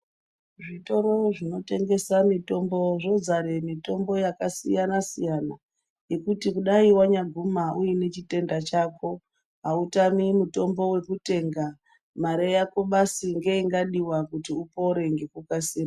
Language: Ndau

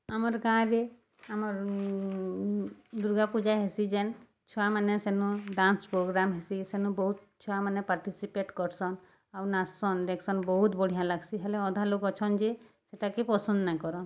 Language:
Odia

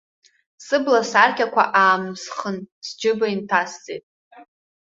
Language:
Abkhazian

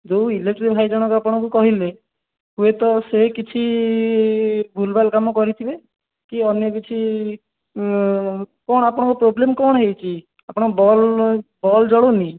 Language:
Odia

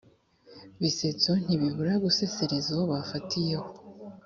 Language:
Kinyarwanda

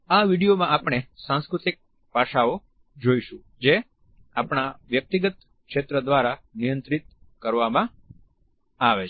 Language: Gujarati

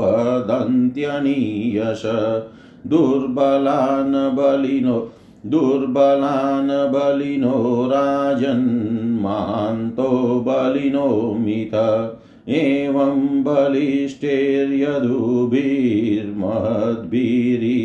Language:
Hindi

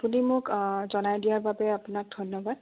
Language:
Assamese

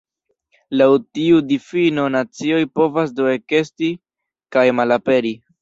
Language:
Esperanto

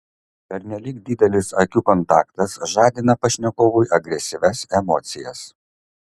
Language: Lithuanian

